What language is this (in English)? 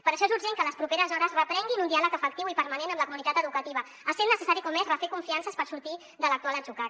Catalan